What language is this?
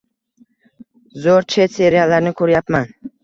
Uzbek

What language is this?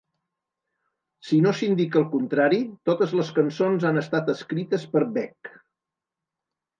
Catalan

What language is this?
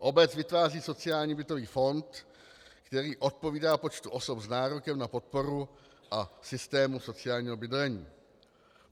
Czech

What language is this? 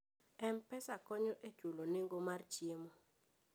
Luo (Kenya and Tanzania)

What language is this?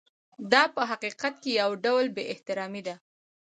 Pashto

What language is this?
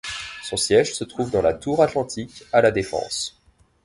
French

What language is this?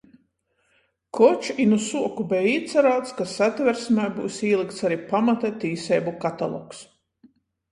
Latgalian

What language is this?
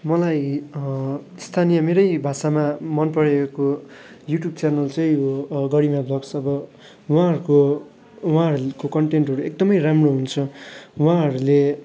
Nepali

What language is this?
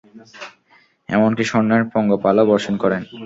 Bangla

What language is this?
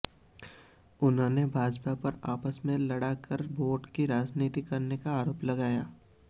Hindi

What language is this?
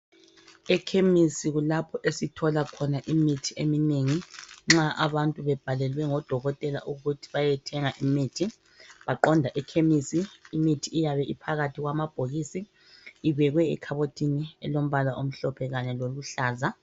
North Ndebele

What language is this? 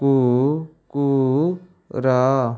Odia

